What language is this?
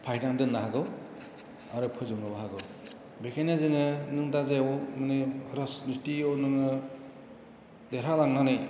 Bodo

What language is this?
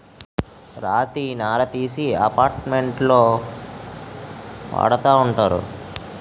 Telugu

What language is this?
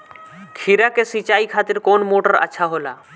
Bhojpuri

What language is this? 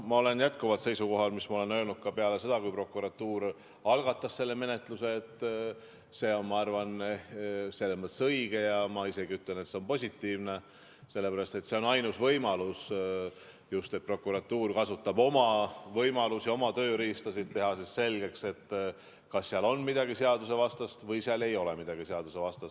Estonian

